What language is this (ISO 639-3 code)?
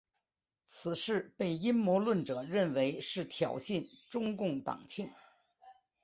zho